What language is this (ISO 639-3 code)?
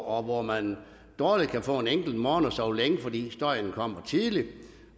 dan